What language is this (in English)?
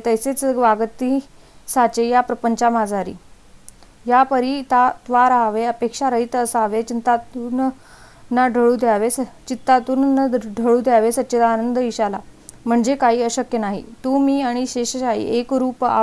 Marathi